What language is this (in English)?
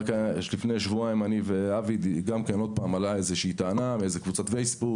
Hebrew